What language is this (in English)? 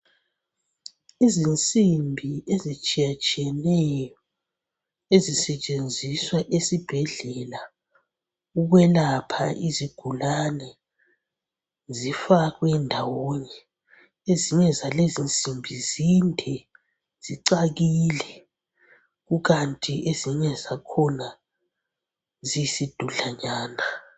North Ndebele